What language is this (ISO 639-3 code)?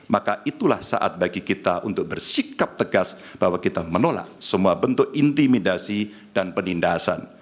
ind